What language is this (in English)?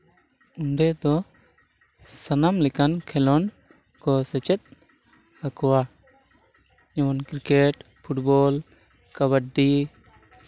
Santali